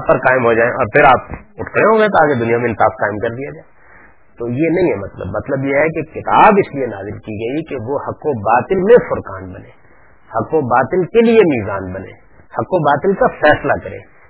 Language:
Urdu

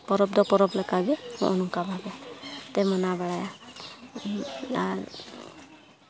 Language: Santali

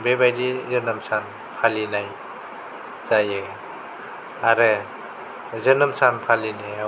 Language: Bodo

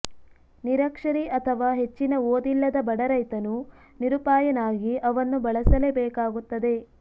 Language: Kannada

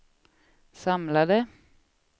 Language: Swedish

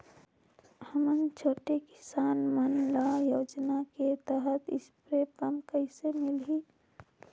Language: Chhattisgarhi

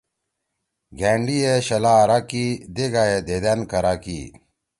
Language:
Torwali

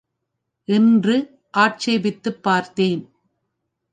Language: Tamil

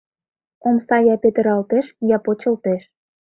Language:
Mari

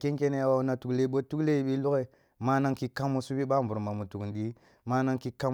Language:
Kulung (Nigeria)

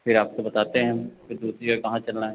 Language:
Hindi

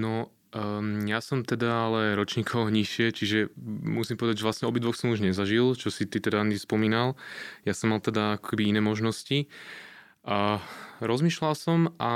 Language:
Slovak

